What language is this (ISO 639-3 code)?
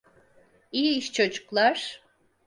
tur